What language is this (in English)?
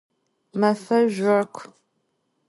Adyghe